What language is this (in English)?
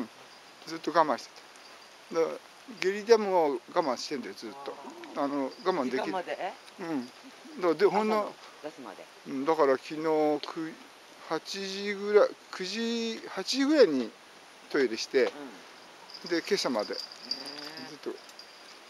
Japanese